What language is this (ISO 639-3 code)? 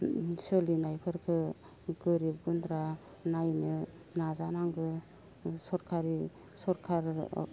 brx